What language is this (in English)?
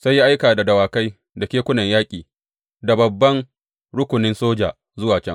Hausa